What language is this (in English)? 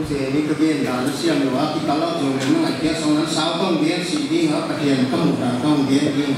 Hindi